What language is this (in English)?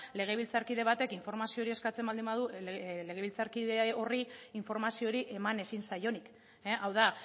Basque